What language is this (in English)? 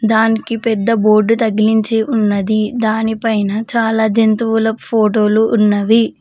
Telugu